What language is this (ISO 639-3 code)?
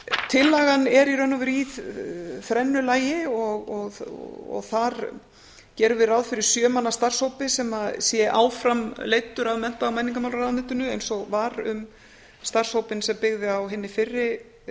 isl